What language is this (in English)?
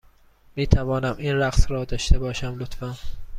Persian